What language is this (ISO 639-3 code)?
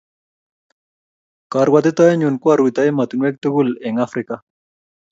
kln